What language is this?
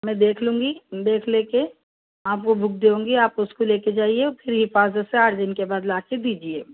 Urdu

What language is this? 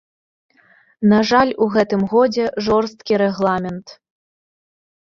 Belarusian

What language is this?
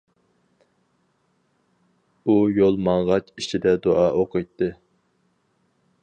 Uyghur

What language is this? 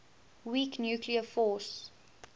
English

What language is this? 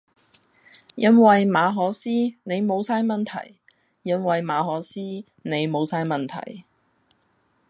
Cantonese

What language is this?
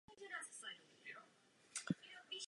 Czech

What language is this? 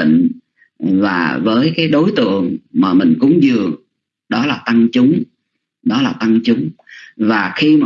Vietnamese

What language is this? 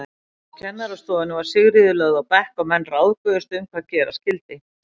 Icelandic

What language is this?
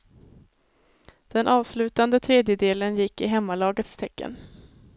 Swedish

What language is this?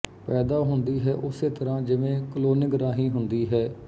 Punjabi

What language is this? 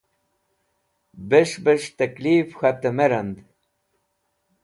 Wakhi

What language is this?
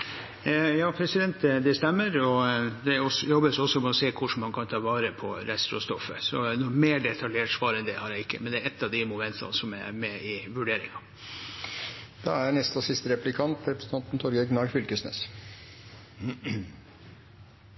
Norwegian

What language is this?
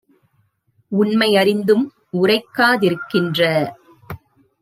Tamil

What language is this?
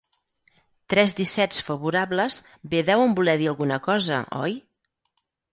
Catalan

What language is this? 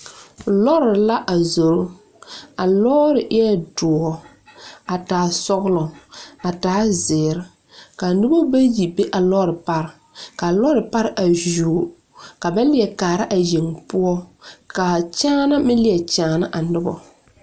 Southern Dagaare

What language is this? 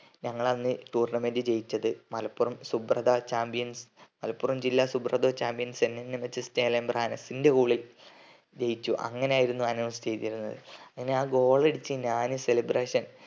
Malayalam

